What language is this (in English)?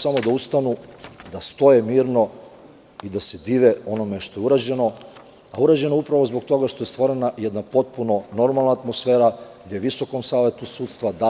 Serbian